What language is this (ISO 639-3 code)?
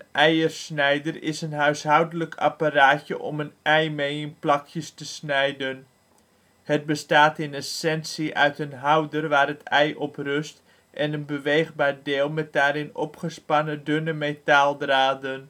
nld